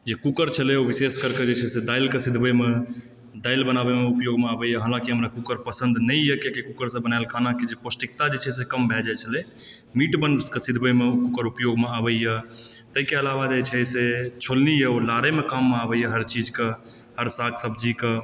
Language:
Maithili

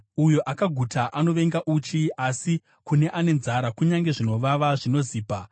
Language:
Shona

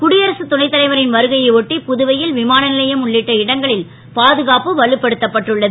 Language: Tamil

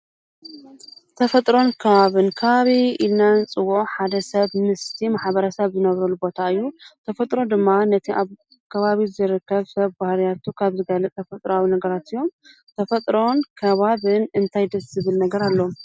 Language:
Tigrinya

